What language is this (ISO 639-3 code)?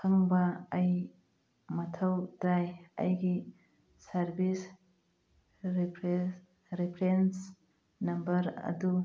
mni